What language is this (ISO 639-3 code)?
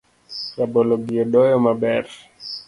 luo